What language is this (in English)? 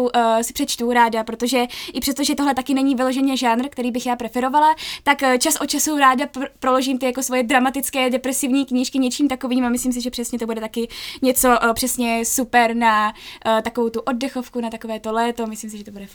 Czech